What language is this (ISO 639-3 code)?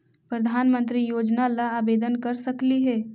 mag